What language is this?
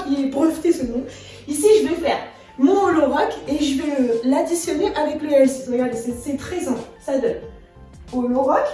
French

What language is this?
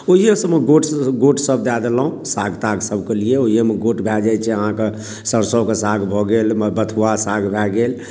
Maithili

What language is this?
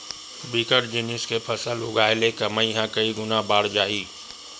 Chhattisgarhi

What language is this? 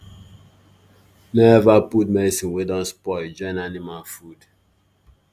Nigerian Pidgin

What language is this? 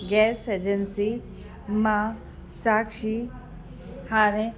Sindhi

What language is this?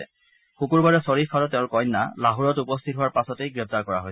Assamese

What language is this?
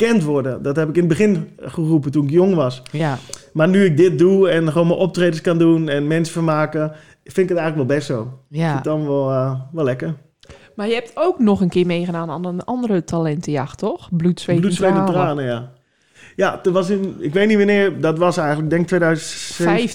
Dutch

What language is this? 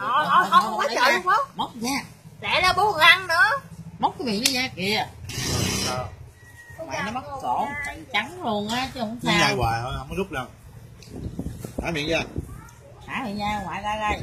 Vietnamese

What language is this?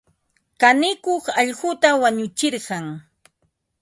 Ambo-Pasco Quechua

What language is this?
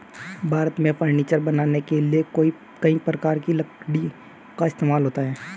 Hindi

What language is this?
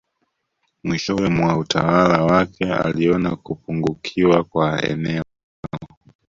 Swahili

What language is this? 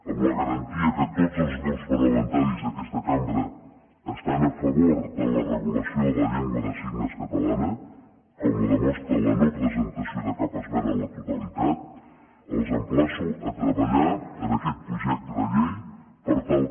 Catalan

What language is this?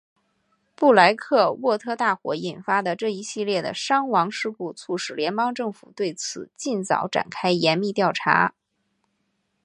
Chinese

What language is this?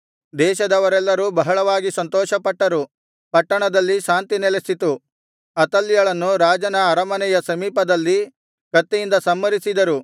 Kannada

